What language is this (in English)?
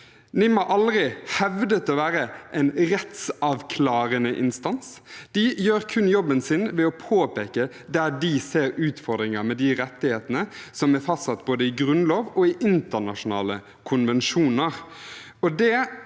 Norwegian